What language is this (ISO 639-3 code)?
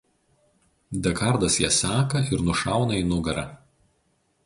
lit